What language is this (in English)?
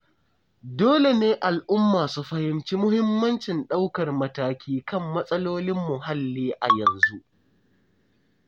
Hausa